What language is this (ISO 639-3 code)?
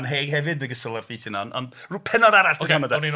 cym